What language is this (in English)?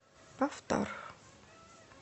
Russian